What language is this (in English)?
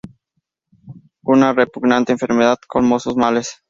Spanish